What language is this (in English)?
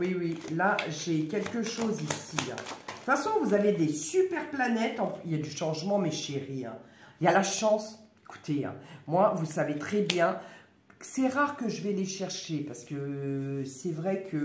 French